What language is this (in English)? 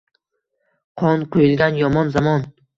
Uzbek